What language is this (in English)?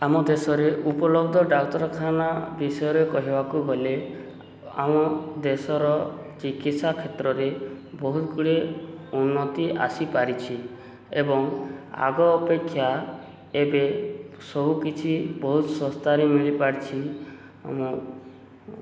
Odia